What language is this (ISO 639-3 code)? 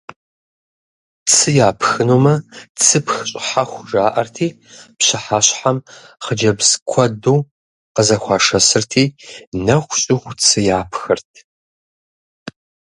kbd